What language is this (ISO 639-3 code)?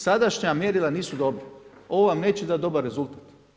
hrv